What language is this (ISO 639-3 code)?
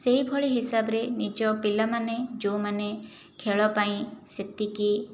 ori